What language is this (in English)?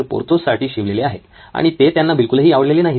Marathi